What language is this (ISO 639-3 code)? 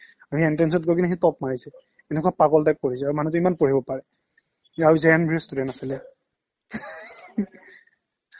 asm